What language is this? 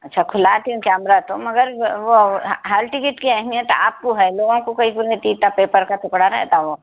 Urdu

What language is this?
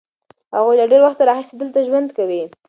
Pashto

